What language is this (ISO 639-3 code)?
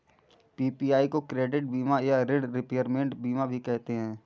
hin